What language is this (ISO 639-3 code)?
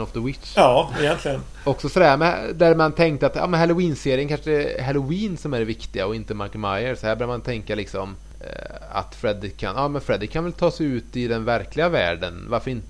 swe